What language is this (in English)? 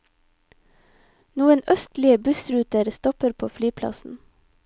Norwegian